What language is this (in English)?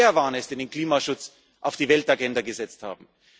German